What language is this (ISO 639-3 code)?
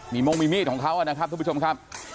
tha